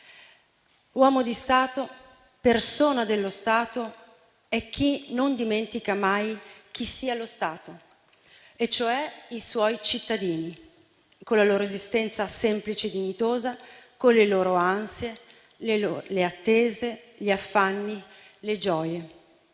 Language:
Italian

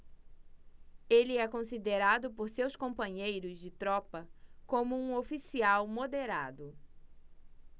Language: Portuguese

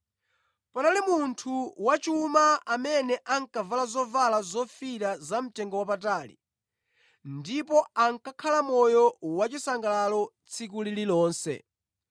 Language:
Nyanja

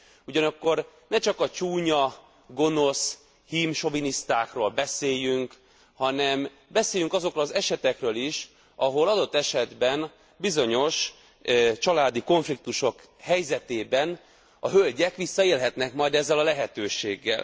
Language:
Hungarian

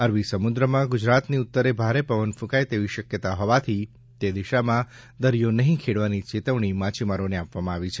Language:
Gujarati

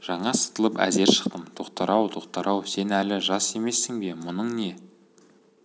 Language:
Kazakh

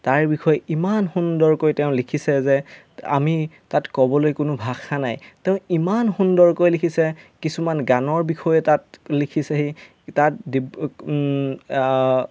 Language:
Assamese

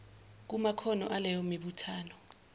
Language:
Zulu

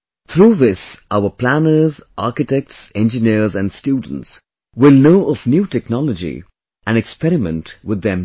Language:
English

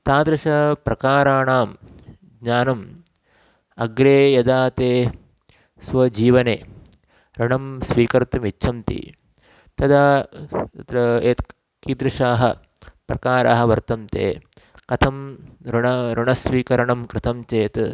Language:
Sanskrit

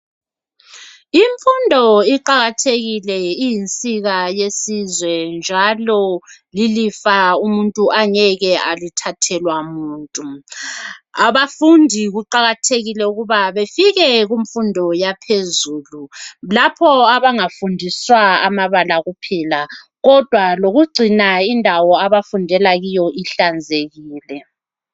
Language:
North Ndebele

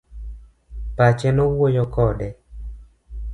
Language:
Luo (Kenya and Tanzania)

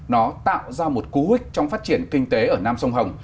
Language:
Vietnamese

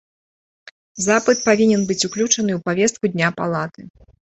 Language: Belarusian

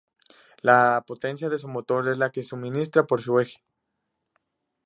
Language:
Spanish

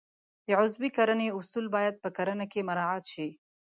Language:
Pashto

